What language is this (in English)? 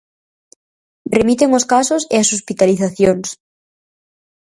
Galician